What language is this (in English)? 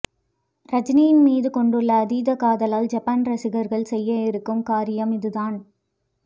Tamil